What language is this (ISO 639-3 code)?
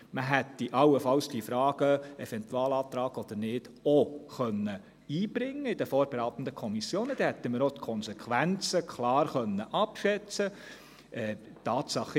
gsw